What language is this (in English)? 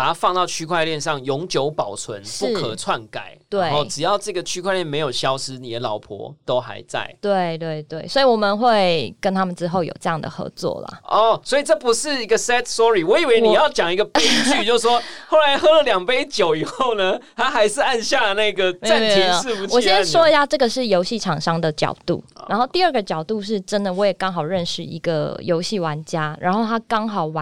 Chinese